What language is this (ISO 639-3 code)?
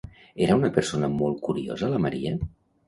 cat